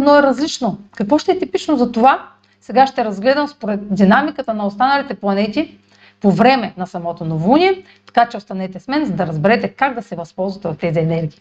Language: Bulgarian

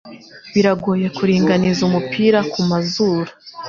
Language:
Kinyarwanda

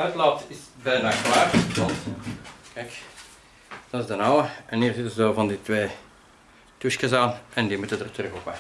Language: Dutch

